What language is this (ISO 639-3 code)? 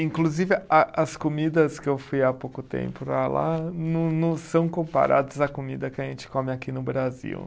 por